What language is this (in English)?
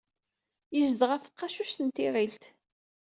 Kabyle